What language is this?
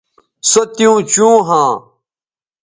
Bateri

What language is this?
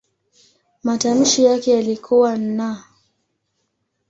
Swahili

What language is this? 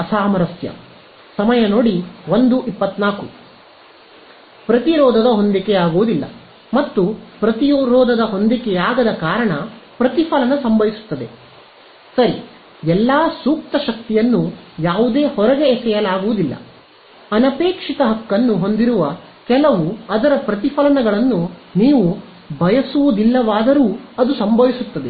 Kannada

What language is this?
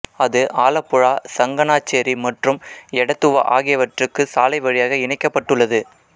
Tamil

